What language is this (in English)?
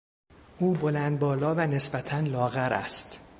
Persian